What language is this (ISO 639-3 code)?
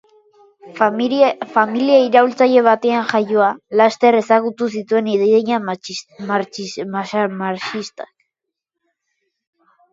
eus